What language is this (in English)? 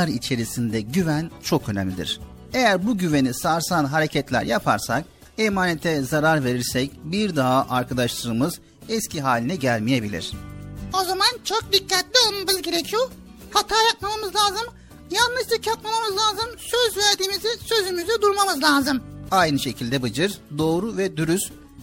Turkish